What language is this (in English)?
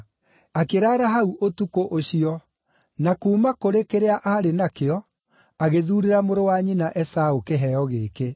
Kikuyu